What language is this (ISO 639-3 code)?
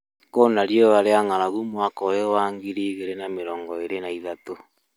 kik